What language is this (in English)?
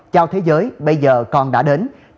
Vietnamese